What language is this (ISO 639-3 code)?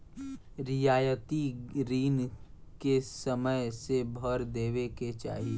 bho